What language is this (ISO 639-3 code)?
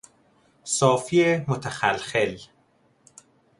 fas